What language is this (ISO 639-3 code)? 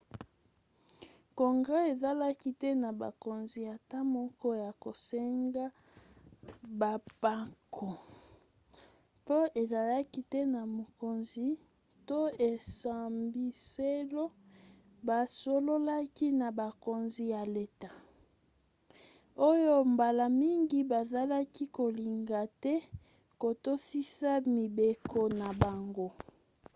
lin